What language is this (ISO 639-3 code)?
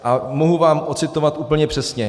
ces